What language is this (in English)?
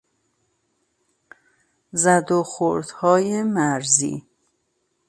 Persian